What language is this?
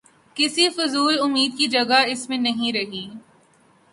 Urdu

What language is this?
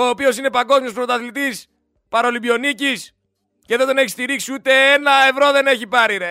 Greek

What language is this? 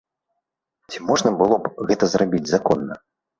Belarusian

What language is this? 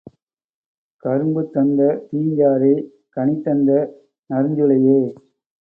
Tamil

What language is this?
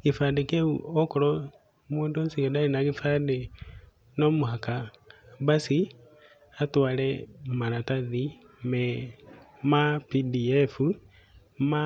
Kikuyu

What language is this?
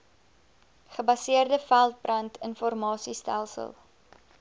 Afrikaans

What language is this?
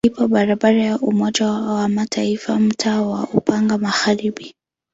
Swahili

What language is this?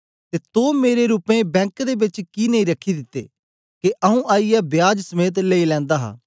Dogri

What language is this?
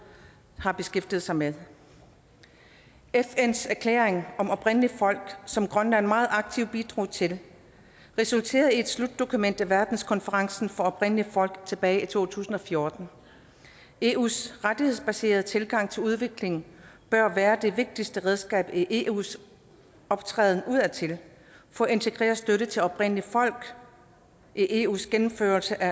Danish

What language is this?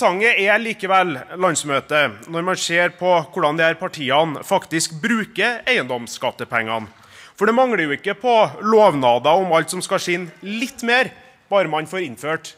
Norwegian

